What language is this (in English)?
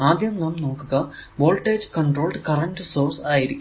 Malayalam